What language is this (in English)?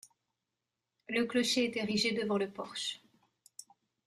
French